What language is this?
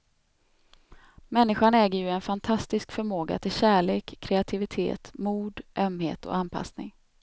Swedish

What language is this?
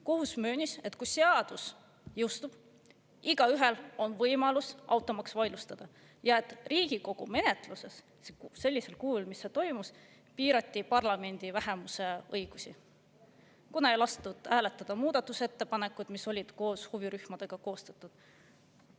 Estonian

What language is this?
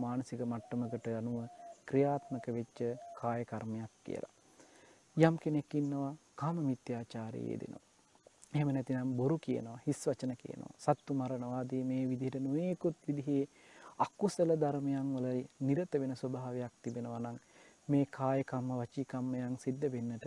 Turkish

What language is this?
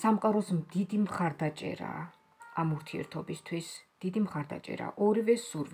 Romanian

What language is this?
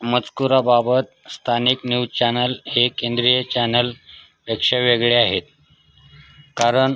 Marathi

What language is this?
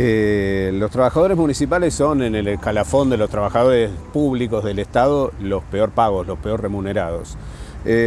Spanish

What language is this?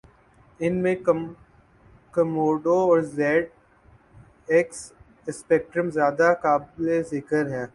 Urdu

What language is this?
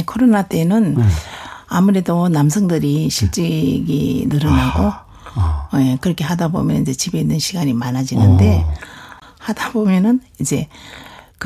Korean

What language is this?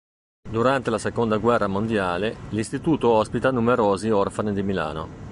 Italian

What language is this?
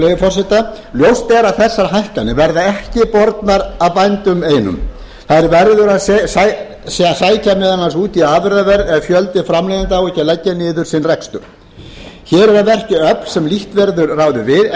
Icelandic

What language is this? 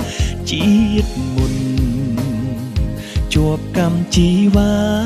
Thai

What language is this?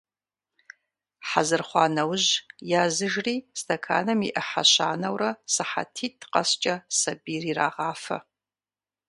Kabardian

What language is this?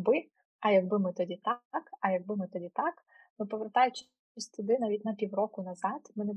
Ukrainian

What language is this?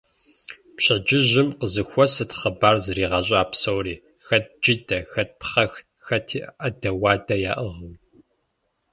Kabardian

